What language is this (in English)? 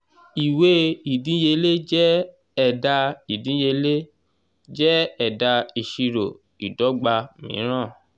Yoruba